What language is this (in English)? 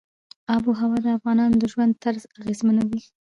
Pashto